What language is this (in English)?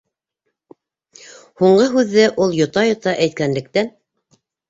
Bashkir